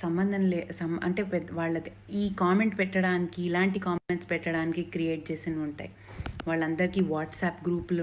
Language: Hindi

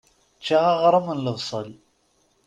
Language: Kabyle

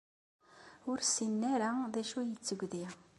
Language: Kabyle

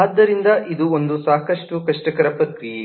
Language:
Kannada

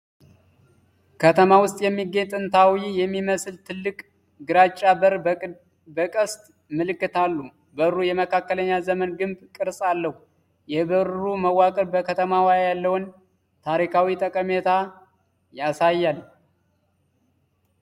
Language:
Amharic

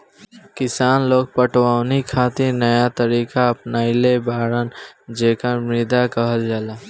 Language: Bhojpuri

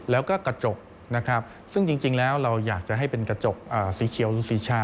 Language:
Thai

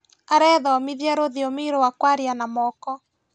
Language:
Kikuyu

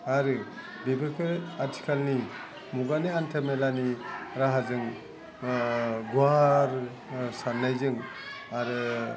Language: Bodo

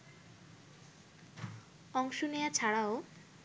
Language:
Bangla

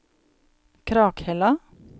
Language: Norwegian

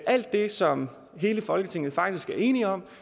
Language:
Danish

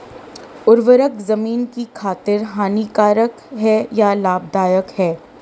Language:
Hindi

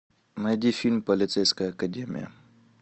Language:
Russian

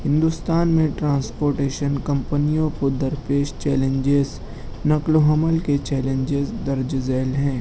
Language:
Urdu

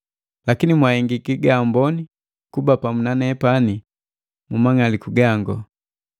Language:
Matengo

